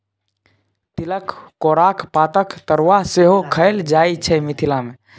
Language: Maithili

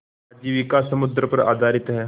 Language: Hindi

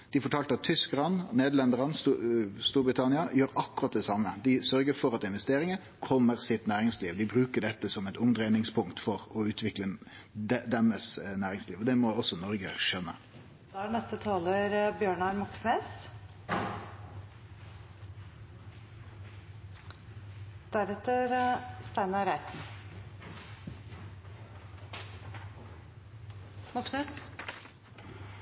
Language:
Norwegian Nynorsk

